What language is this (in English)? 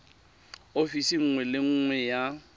Tswana